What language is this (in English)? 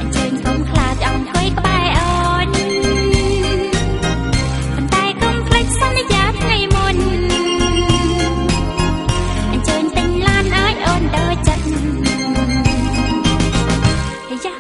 Turkish